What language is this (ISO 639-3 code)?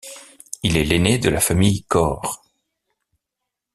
fra